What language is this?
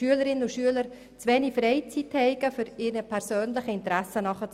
Swiss German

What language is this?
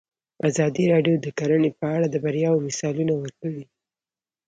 Pashto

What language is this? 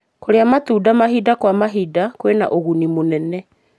Kikuyu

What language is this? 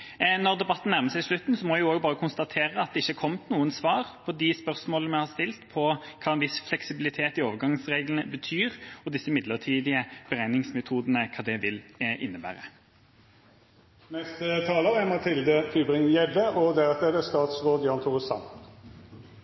Norwegian Bokmål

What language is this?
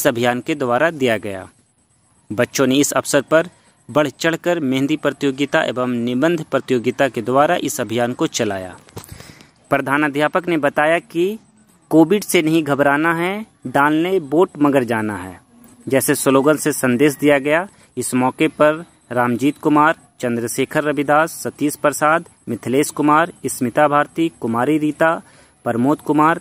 Hindi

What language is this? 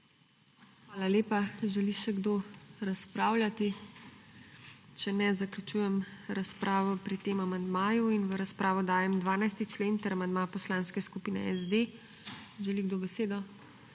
Slovenian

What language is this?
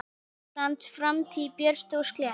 Icelandic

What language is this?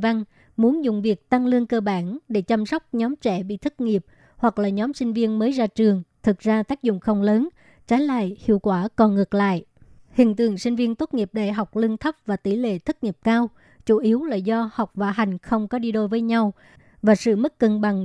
Vietnamese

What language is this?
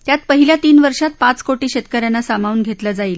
Marathi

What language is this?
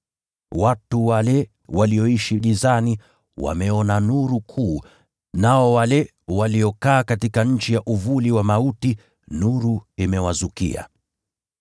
Swahili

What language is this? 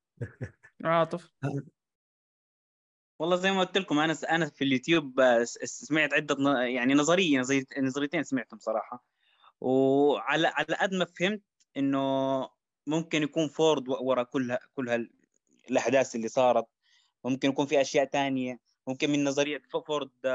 Arabic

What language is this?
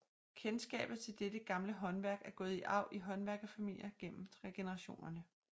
Danish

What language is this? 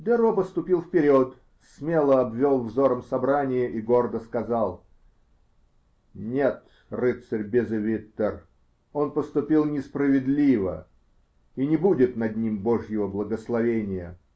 Russian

